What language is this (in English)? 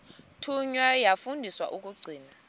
Xhosa